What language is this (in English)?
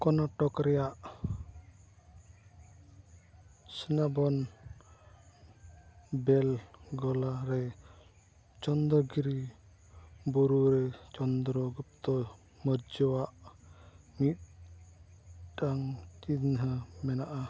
Santali